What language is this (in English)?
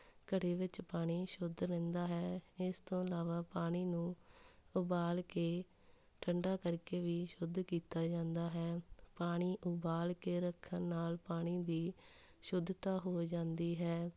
Punjabi